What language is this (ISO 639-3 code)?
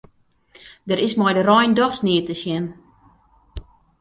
fry